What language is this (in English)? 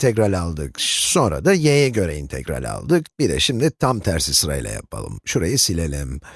Turkish